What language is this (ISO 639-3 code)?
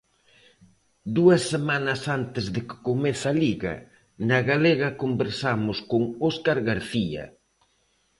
glg